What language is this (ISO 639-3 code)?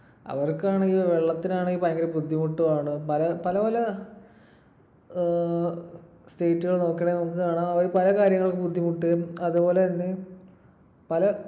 mal